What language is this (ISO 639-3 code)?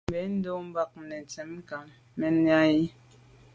byv